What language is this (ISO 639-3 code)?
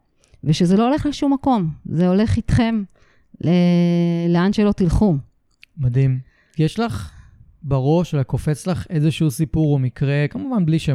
heb